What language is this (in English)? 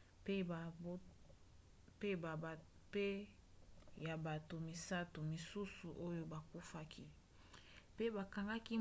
Lingala